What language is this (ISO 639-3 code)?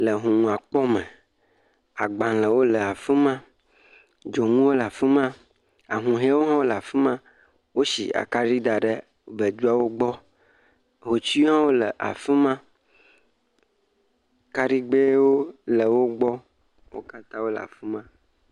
ewe